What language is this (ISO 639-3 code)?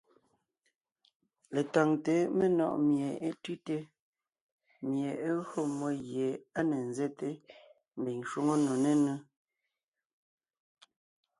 nnh